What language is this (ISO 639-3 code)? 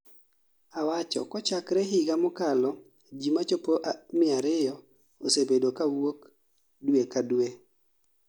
luo